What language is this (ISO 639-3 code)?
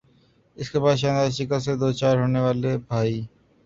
urd